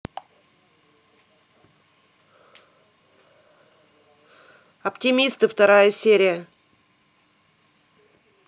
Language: Russian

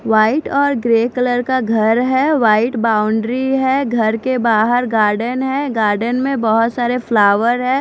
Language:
Hindi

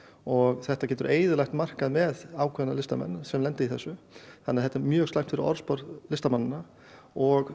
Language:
Icelandic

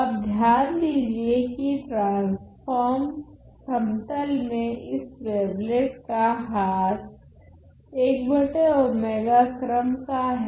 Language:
Hindi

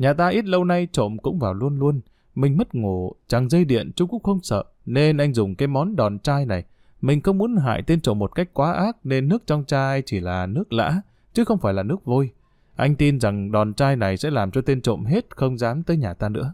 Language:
Vietnamese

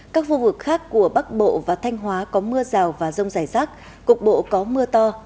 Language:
Vietnamese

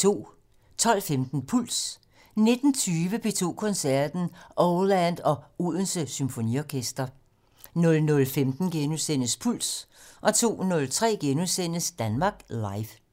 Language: Danish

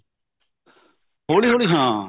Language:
Punjabi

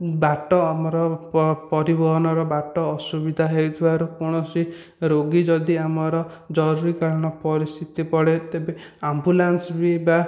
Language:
Odia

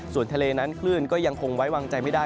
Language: Thai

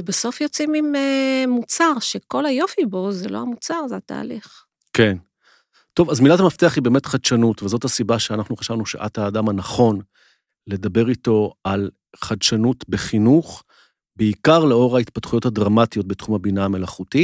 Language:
Hebrew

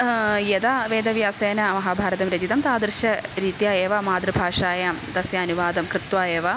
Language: Sanskrit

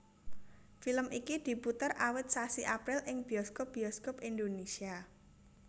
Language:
Javanese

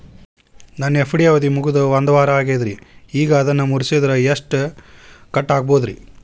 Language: Kannada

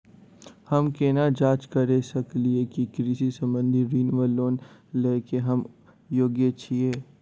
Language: Maithili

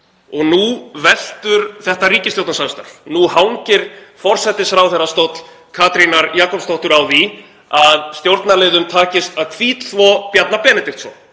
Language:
Icelandic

